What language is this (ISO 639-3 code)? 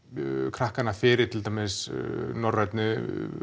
isl